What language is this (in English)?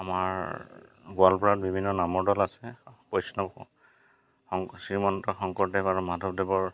Assamese